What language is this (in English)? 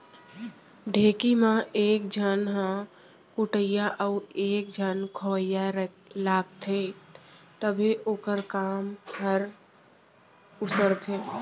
Chhattisgarhi